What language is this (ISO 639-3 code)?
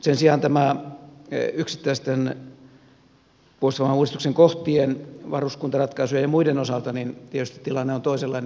fin